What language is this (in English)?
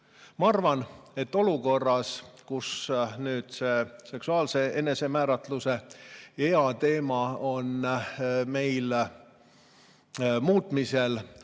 Estonian